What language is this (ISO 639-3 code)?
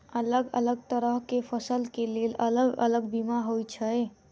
mai